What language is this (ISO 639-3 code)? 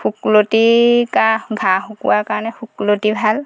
asm